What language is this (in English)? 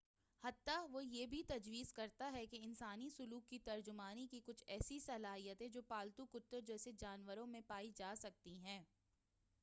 Urdu